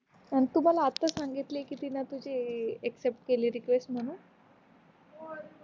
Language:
Marathi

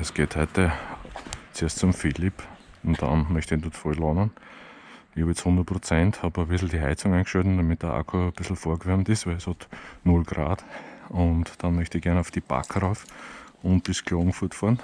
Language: German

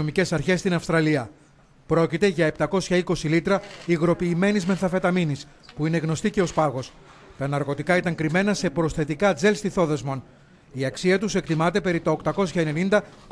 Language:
Greek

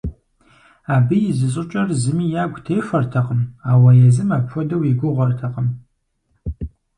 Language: Kabardian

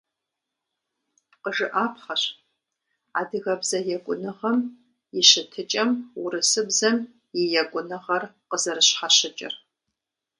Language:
Kabardian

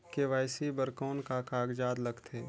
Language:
Chhattisgarhi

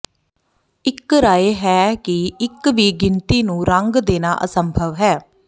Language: Punjabi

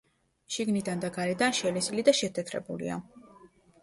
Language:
Georgian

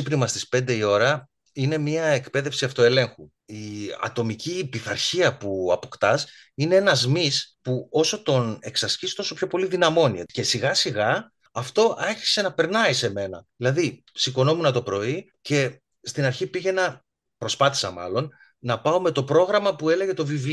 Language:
Greek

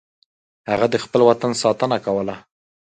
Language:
Pashto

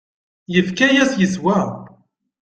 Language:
Kabyle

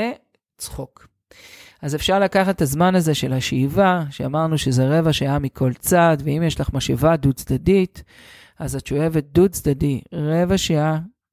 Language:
Hebrew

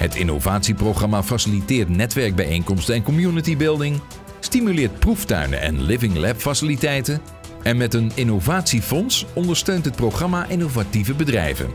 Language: Dutch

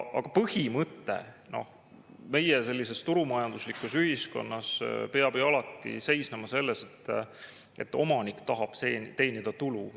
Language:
Estonian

